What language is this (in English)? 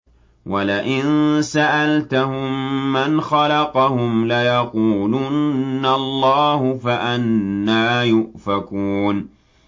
Arabic